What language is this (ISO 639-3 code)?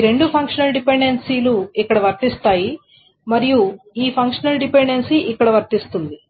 tel